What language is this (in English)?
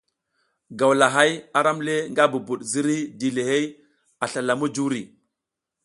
South Giziga